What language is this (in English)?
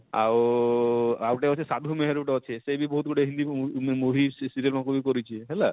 Odia